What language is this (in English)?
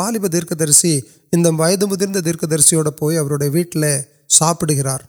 Urdu